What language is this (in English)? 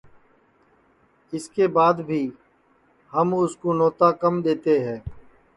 Sansi